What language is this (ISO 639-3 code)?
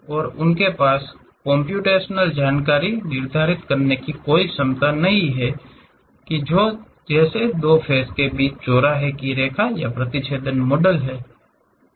hin